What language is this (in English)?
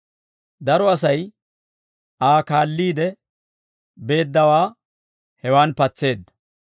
Dawro